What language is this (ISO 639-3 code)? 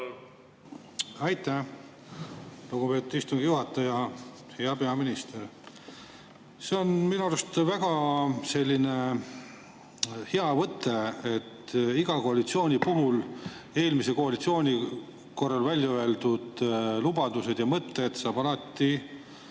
est